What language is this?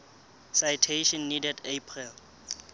Southern Sotho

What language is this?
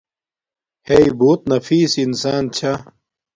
Domaaki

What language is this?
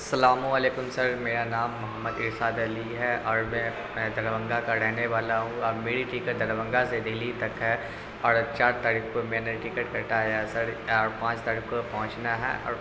Urdu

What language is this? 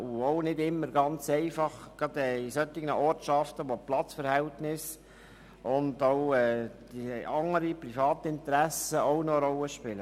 Swiss German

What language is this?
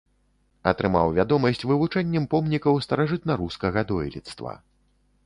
Belarusian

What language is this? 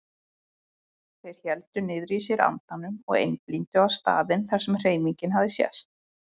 Icelandic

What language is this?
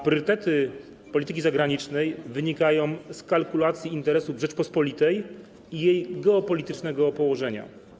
Polish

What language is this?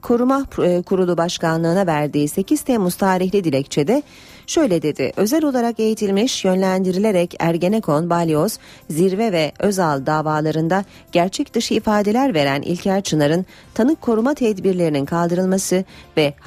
Turkish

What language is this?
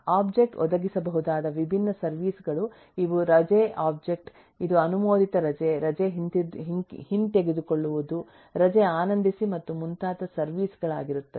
Kannada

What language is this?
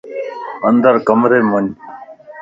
Lasi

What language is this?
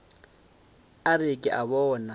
Northern Sotho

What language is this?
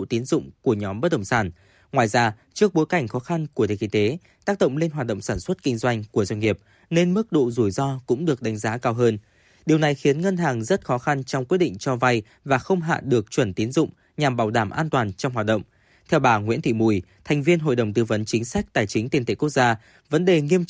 Vietnamese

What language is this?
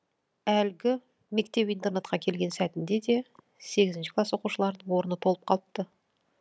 Kazakh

